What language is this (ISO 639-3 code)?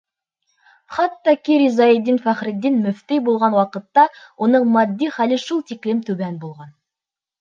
bak